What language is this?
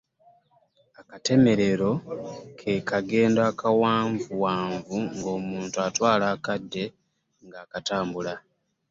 Ganda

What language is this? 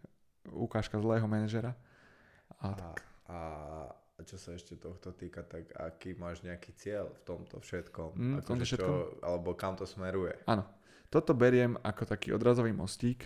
Slovak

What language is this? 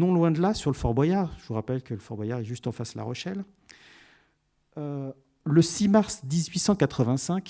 French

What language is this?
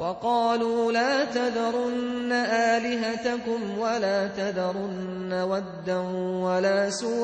Arabic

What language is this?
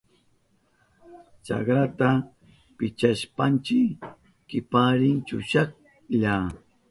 Southern Pastaza Quechua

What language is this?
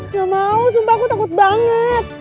Indonesian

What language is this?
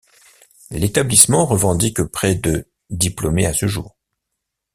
French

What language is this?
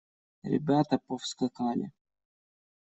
Russian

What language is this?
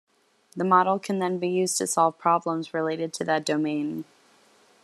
English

